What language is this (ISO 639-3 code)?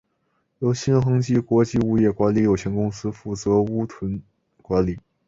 zho